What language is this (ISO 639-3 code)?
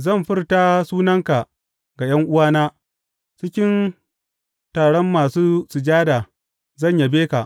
hau